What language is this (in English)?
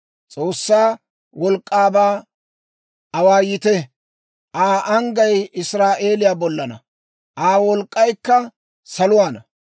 Dawro